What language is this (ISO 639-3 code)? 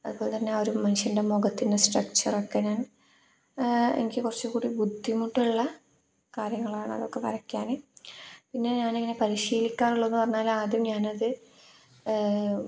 mal